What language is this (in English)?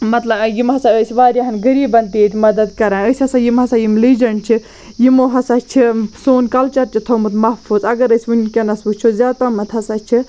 Kashmiri